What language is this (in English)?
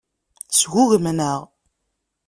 Kabyle